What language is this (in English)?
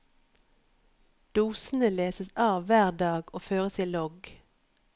Norwegian